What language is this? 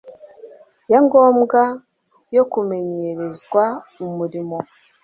Kinyarwanda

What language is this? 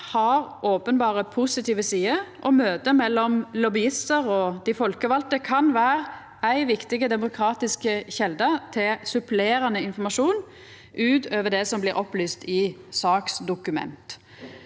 Norwegian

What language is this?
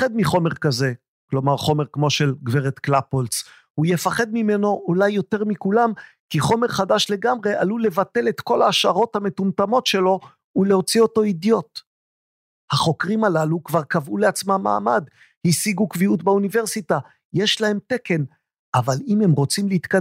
Hebrew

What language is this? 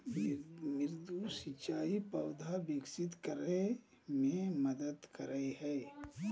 Magahi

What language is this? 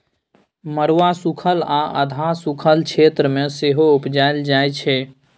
Maithili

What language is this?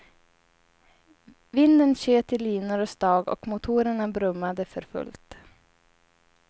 Swedish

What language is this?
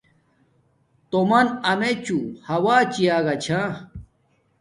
Domaaki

